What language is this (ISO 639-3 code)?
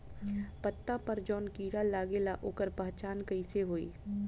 bho